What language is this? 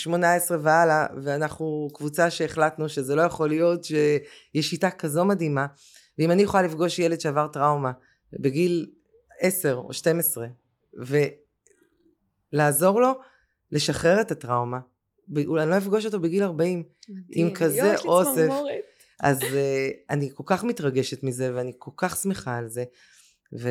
Hebrew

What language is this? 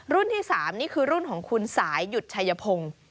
Thai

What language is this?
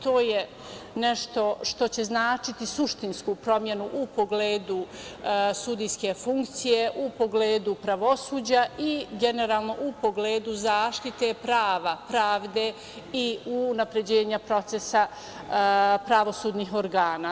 Serbian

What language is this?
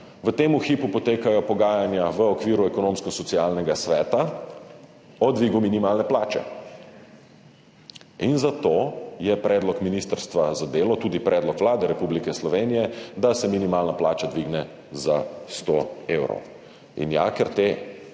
Slovenian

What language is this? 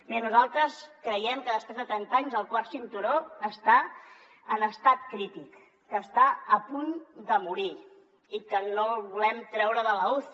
Catalan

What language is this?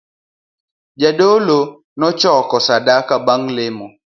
Luo (Kenya and Tanzania)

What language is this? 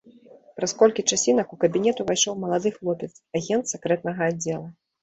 Belarusian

